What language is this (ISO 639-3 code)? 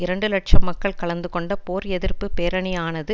tam